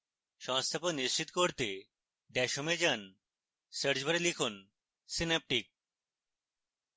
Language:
Bangla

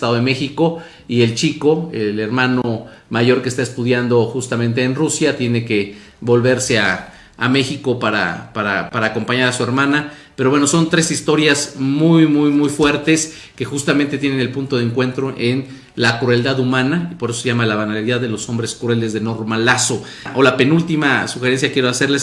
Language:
Spanish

